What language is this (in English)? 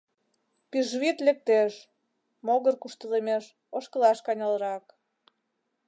Mari